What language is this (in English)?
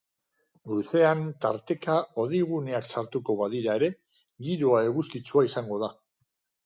Basque